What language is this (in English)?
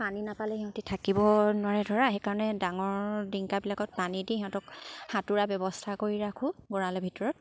Assamese